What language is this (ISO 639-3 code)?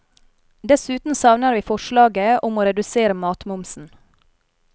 nor